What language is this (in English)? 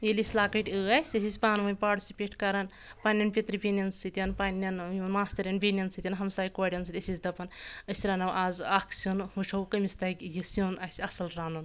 Kashmiri